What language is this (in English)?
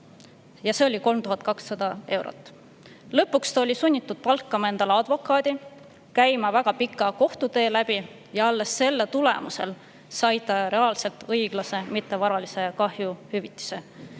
Estonian